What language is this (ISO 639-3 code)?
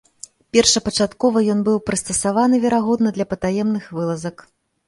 bel